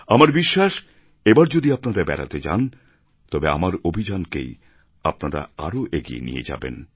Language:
Bangla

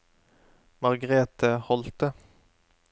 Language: Norwegian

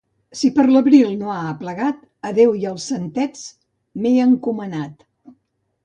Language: Catalan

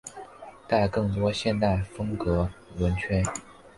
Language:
Chinese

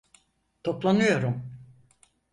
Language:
Turkish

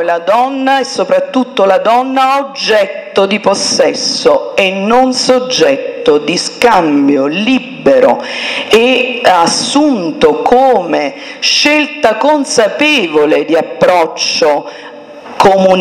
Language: Italian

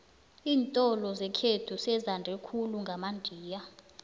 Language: South Ndebele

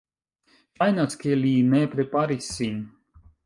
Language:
Esperanto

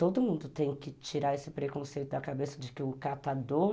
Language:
Portuguese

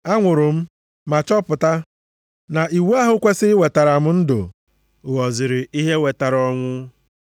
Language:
Igbo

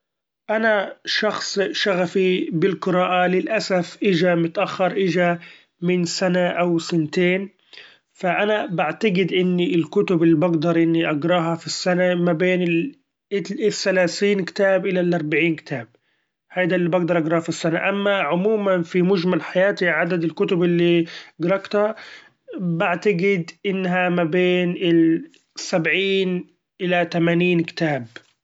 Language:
Gulf Arabic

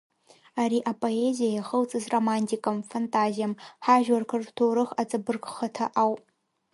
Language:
Abkhazian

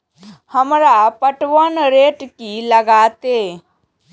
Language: Maithili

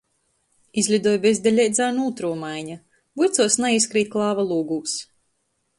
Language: Latgalian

